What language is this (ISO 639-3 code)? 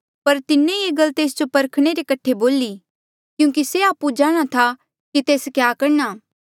mjl